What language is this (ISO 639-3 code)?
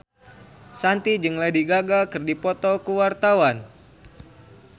sun